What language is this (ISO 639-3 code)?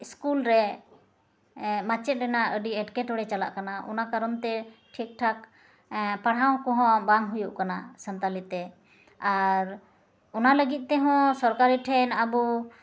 sat